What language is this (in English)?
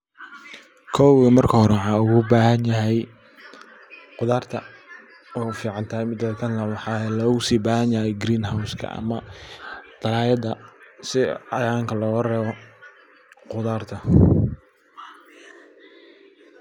Somali